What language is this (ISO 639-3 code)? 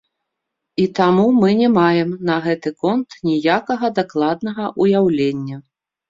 bel